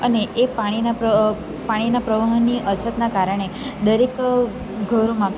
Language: Gujarati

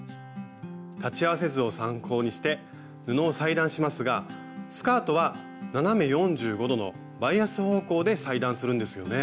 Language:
Japanese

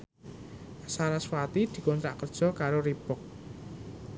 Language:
Javanese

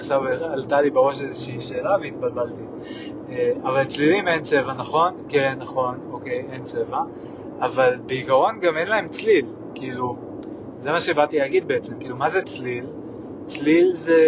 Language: Hebrew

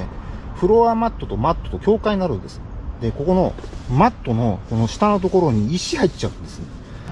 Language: Japanese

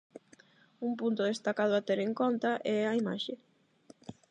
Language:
Galician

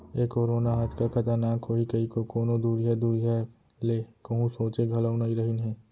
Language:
Chhattisgarhi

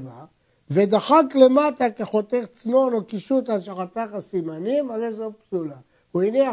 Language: Hebrew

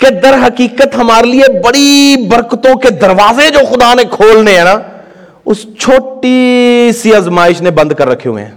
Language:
Urdu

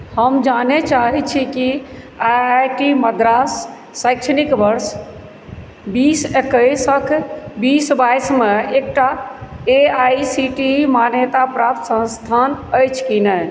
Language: Maithili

